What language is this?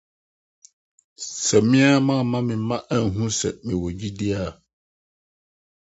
Akan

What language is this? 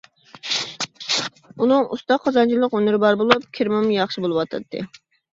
Uyghur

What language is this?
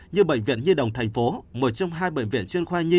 Vietnamese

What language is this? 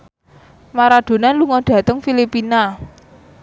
Javanese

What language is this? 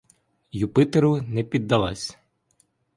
Ukrainian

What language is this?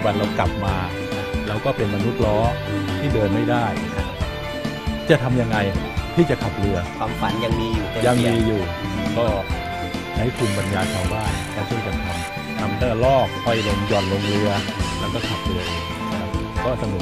Thai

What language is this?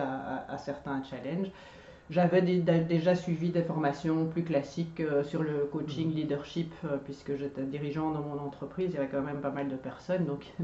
French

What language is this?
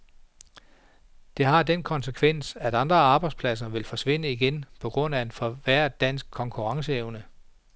Danish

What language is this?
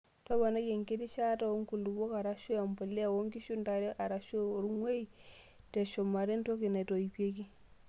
Masai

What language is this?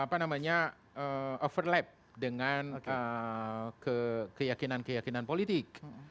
Indonesian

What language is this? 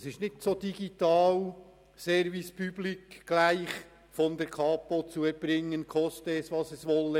Swiss German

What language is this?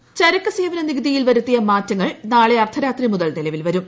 Malayalam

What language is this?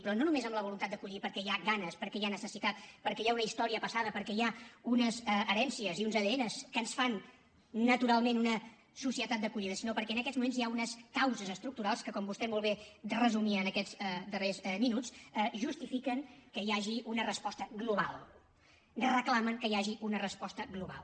Catalan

